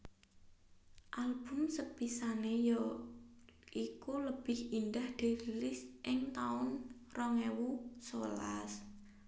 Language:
Javanese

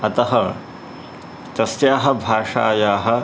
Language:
Sanskrit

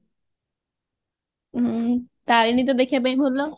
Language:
Odia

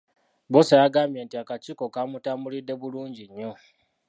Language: Ganda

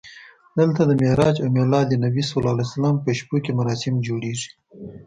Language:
Pashto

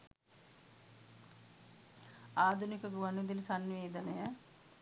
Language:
Sinhala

